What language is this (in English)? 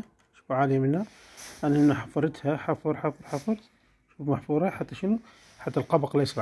Arabic